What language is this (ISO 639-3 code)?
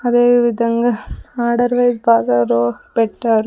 tel